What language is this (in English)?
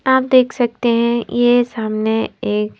Hindi